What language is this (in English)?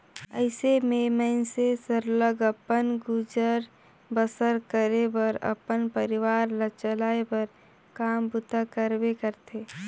Chhattisgarhi